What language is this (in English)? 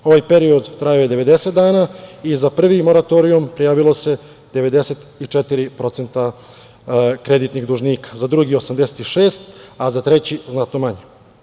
Serbian